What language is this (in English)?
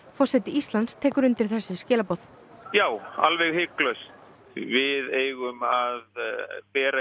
Icelandic